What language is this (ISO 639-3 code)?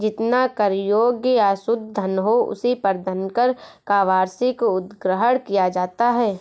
hin